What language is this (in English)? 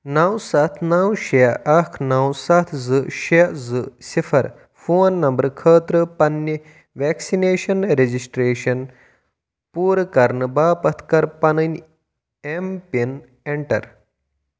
Kashmiri